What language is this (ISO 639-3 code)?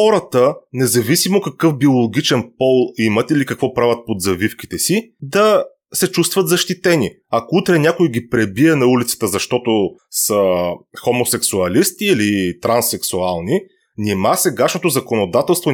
bul